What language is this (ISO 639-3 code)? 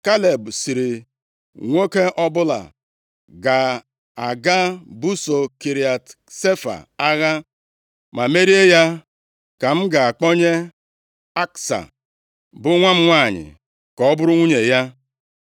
ibo